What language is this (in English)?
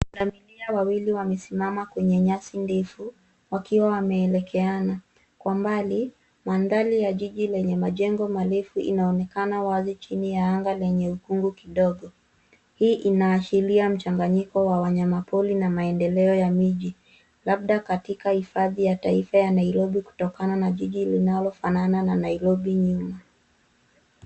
Swahili